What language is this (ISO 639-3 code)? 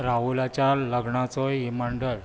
kok